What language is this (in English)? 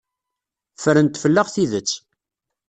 Kabyle